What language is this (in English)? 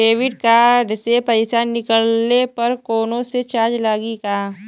Bhojpuri